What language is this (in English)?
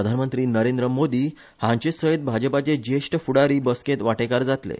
Konkani